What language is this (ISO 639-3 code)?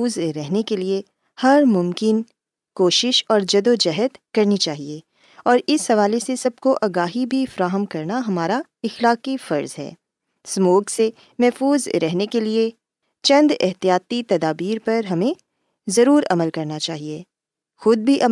urd